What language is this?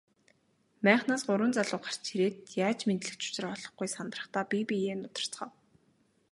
Mongolian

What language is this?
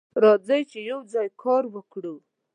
Pashto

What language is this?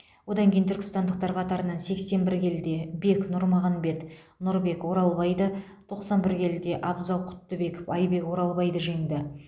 Kazakh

